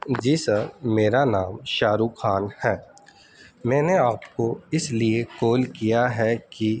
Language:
Urdu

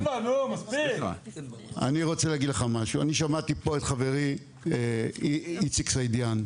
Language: Hebrew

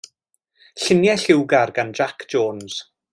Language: Welsh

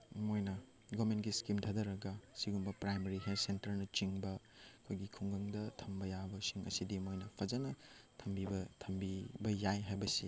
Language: Manipuri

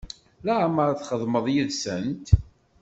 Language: Kabyle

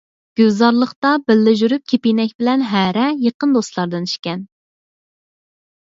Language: Uyghur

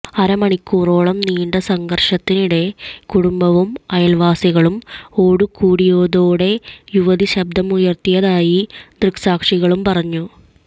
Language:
Malayalam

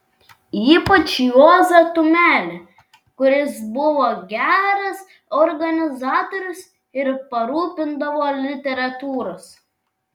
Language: Lithuanian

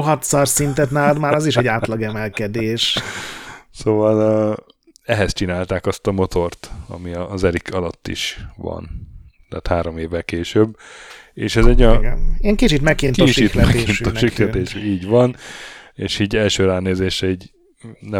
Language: Hungarian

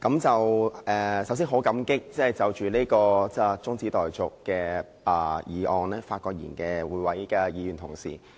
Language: Cantonese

